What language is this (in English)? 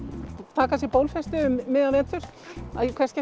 Icelandic